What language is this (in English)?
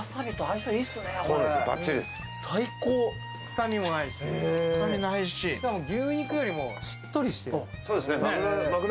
Japanese